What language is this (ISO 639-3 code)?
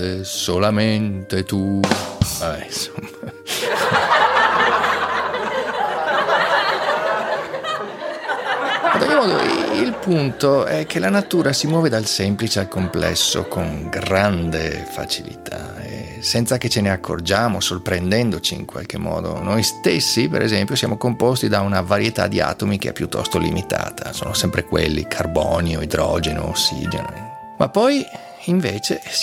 ita